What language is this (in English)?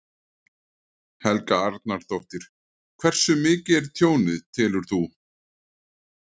Icelandic